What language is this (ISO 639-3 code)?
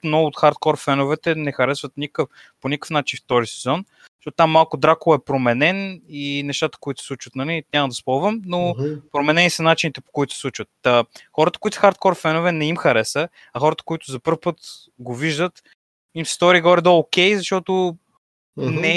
bul